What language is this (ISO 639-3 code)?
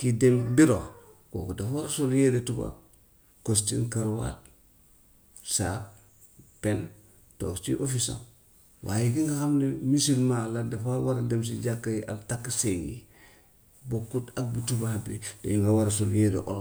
wof